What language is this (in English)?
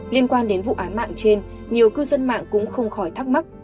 Vietnamese